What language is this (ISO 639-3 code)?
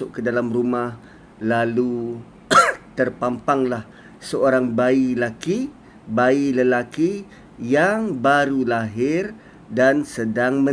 msa